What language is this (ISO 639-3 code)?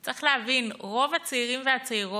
heb